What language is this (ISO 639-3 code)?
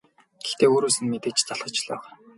mon